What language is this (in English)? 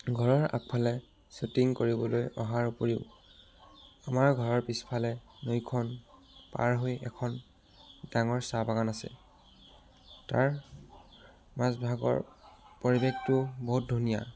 Assamese